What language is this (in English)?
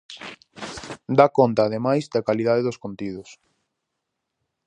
Galician